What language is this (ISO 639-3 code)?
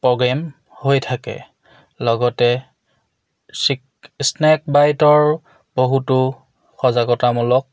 asm